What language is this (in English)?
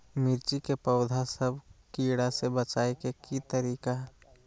Magahi